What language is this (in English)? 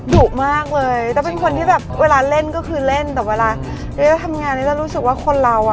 Thai